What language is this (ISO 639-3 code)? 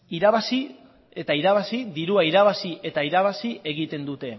eus